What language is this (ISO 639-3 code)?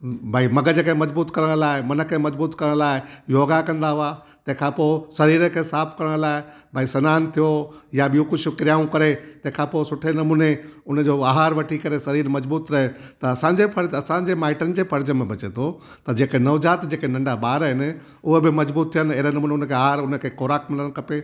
snd